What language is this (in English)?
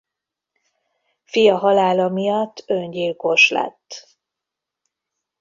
Hungarian